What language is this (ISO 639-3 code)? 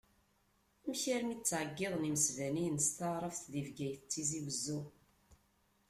kab